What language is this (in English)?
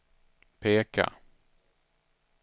Swedish